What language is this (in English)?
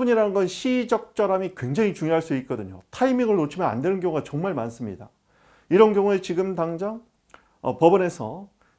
Korean